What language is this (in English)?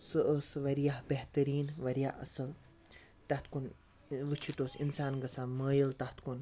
Kashmiri